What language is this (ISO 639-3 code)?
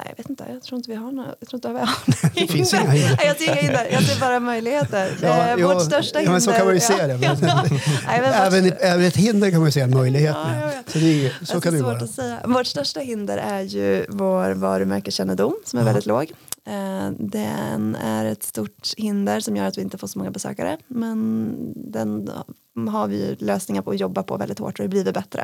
swe